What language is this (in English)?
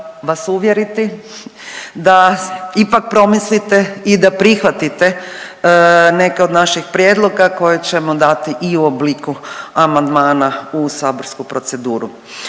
Croatian